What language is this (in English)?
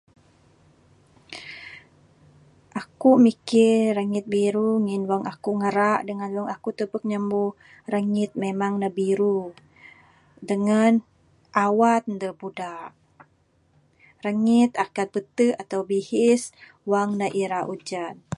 Bukar-Sadung Bidayuh